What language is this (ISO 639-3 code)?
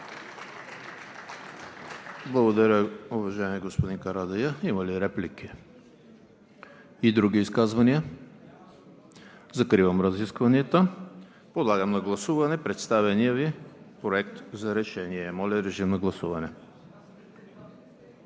bul